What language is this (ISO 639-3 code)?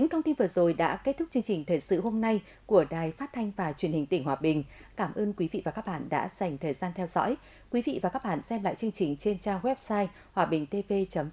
vie